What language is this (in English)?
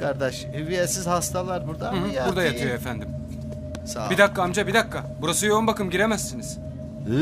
Turkish